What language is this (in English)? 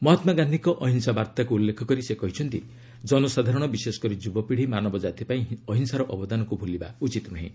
Odia